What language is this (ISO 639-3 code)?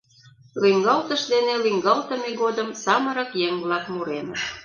chm